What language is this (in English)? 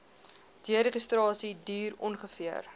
Afrikaans